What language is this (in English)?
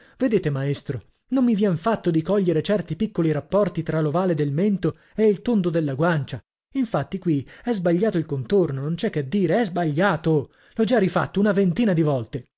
Italian